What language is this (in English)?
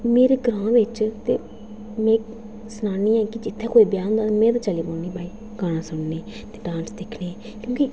Dogri